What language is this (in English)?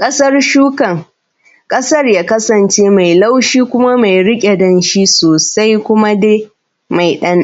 Hausa